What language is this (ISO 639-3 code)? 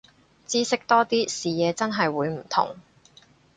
yue